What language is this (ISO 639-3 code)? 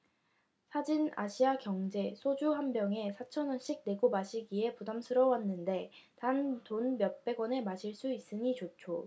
kor